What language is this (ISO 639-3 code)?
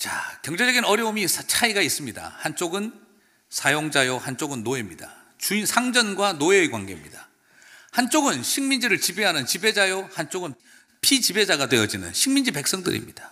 kor